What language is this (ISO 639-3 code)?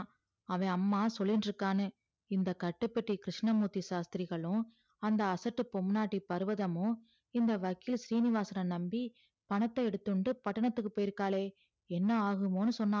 tam